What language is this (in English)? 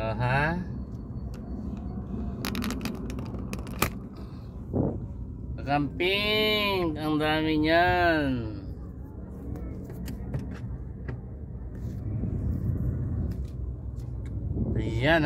Indonesian